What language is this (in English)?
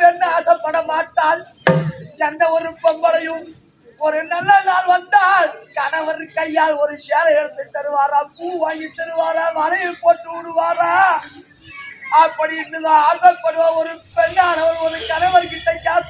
Tamil